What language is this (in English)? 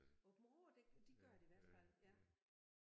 Danish